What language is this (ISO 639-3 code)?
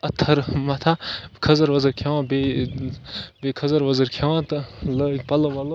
kas